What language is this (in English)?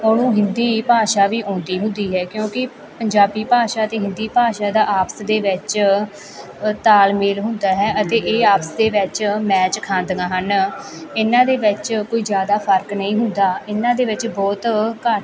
Punjabi